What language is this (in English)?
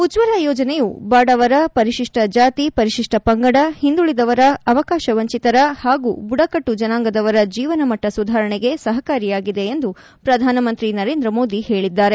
Kannada